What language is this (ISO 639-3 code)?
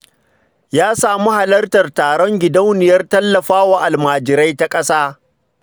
hau